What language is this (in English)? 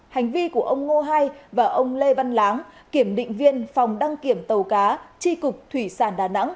Vietnamese